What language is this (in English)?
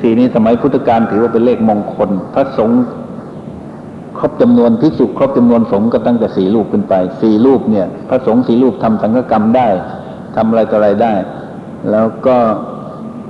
Thai